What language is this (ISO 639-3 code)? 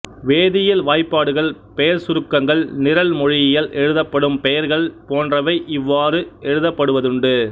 tam